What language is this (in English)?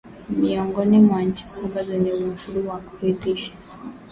Swahili